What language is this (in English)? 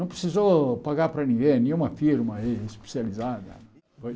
Portuguese